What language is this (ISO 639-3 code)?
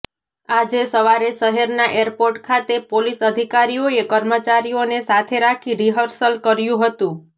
guj